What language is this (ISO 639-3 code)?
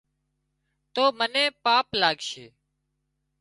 kxp